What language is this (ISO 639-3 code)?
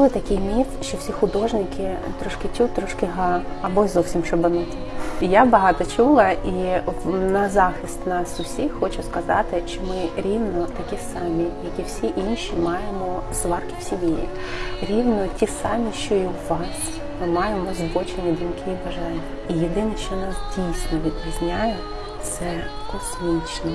ukr